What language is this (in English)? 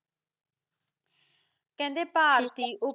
Punjabi